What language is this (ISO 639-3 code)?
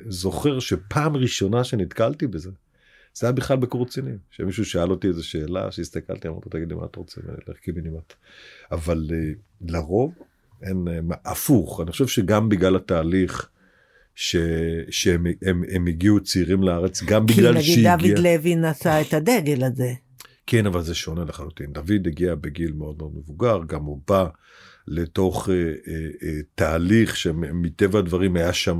heb